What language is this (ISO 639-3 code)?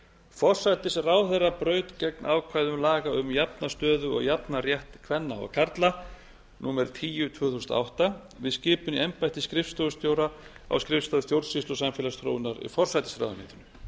isl